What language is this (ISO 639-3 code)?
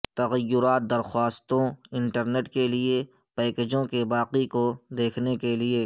urd